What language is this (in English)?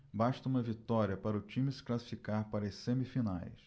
Portuguese